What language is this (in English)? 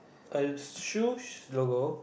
English